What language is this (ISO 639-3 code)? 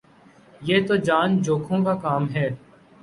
urd